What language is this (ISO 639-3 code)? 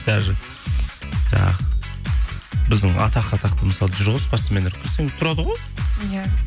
kaz